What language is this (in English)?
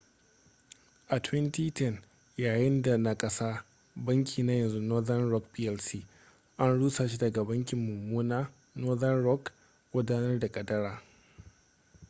Hausa